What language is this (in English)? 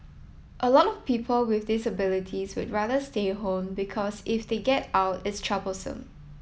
English